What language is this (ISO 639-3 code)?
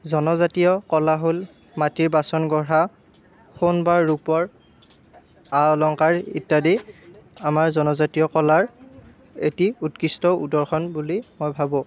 asm